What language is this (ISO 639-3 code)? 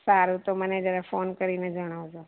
guj